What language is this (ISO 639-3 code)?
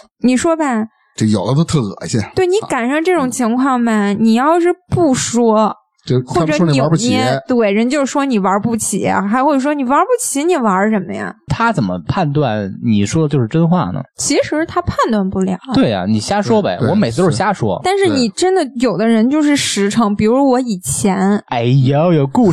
zho